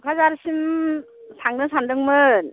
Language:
Bodo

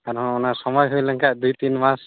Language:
Santali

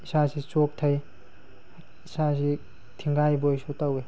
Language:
Manipuri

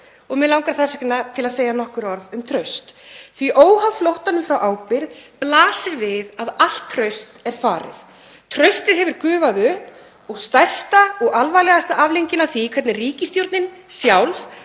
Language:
Icelandic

